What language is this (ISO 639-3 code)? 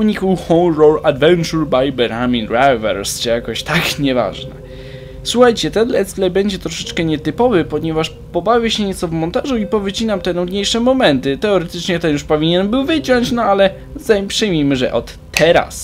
pol